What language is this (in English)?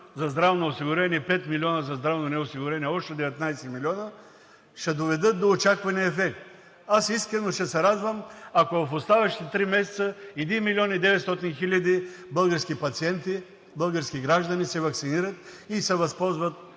Bulgarian